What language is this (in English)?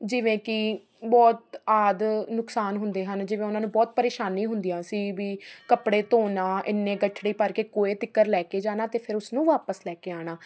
Punjabi